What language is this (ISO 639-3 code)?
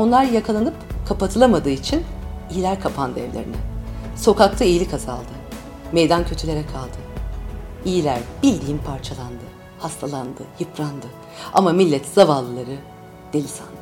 tur